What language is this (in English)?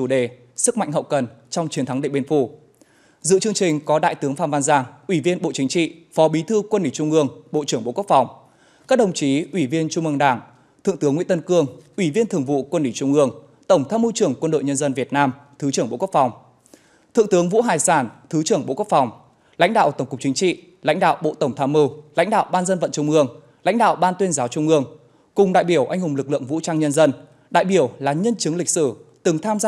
Vietnamese